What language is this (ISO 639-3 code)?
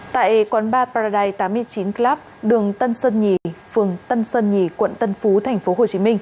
vie